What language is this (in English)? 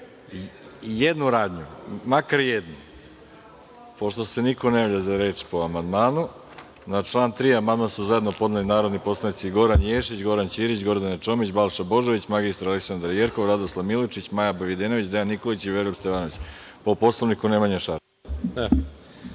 Serbian